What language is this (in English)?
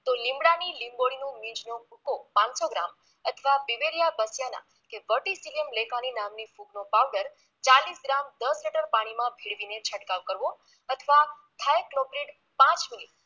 Gujarati